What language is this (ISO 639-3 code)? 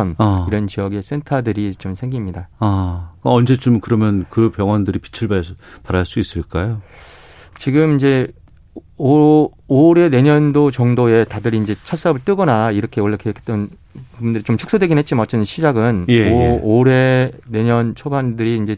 kor